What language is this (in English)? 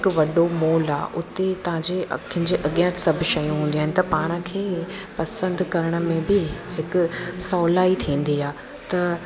Sindhi